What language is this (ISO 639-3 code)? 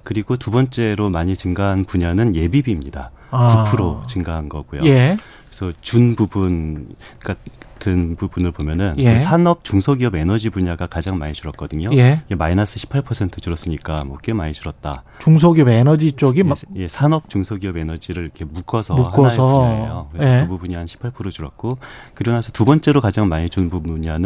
kor